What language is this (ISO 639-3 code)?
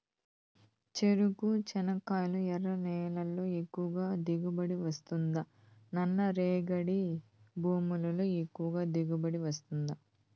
tel